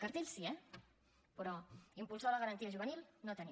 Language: Catalan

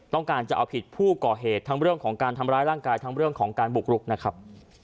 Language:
Thai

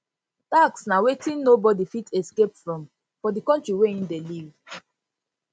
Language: Nigerian Pidgin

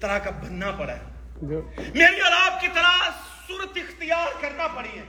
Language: Urdu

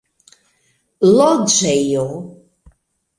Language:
Esperanto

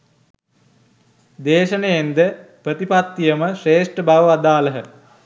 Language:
Sinhala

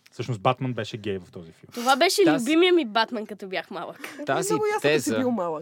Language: Bulgarian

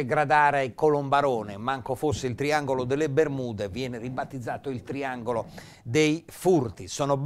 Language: Italian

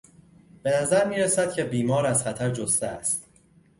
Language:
Persian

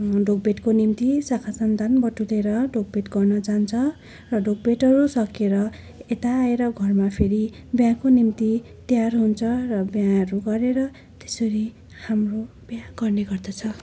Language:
Nepali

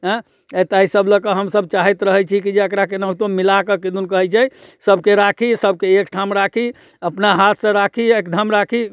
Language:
Maithili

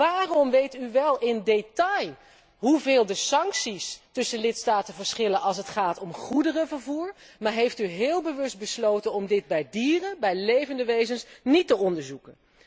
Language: Dutch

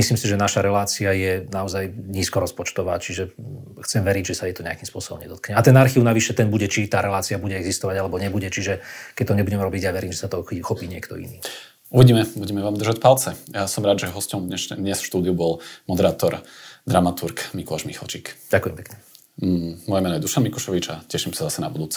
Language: Slovak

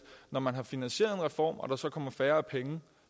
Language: Danish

